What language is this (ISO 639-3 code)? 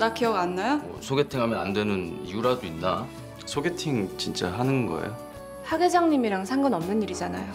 kor